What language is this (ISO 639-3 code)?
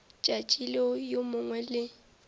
nso